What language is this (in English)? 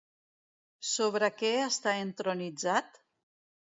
Catalan